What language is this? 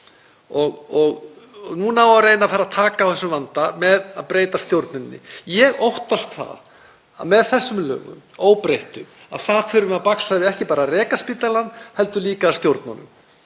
Icelandic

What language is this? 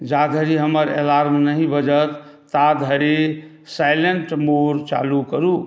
Maithili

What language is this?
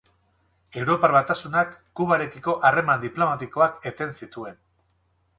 Basque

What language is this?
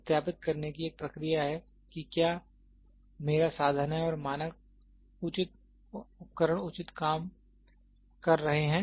Hindi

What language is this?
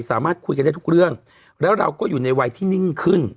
Thai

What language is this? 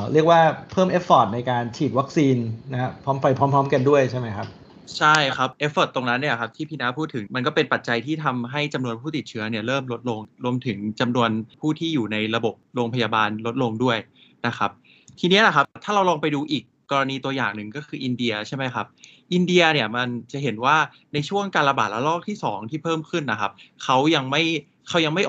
Thai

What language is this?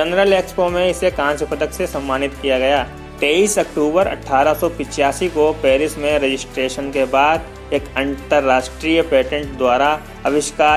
Hindi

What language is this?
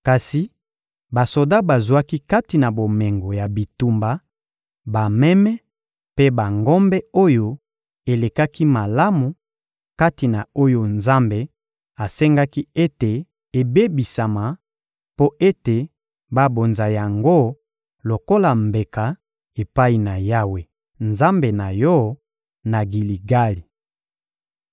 Lingala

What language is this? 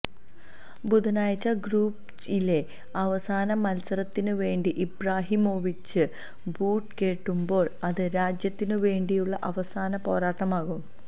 Malayalam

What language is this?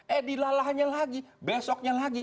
Indonesian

